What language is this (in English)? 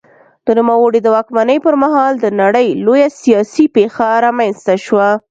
Pashto